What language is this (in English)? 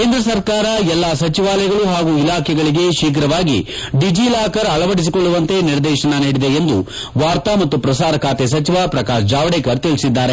Kannada